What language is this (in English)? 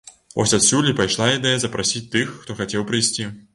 Belarusian